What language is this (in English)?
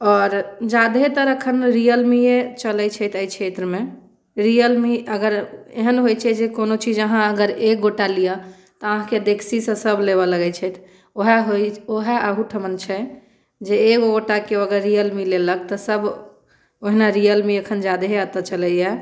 Maithili